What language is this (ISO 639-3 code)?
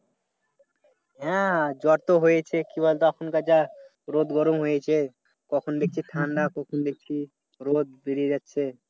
ben